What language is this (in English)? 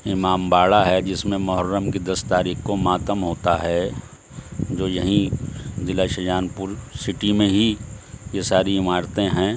Urdu